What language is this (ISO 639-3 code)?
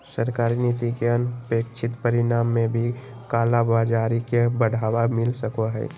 mag